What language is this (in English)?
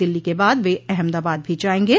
Hindi